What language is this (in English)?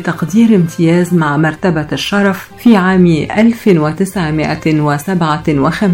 Arabic